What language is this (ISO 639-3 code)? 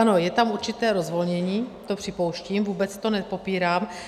ces